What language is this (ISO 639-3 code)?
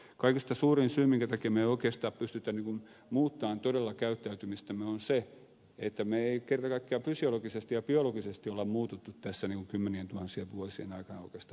fin